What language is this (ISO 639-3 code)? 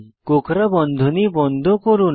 ben